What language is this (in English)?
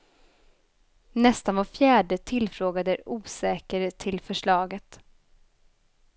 Swedish